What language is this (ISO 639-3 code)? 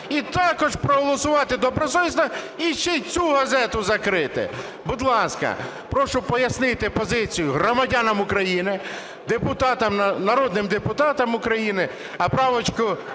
ukr